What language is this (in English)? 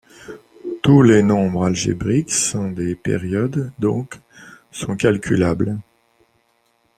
French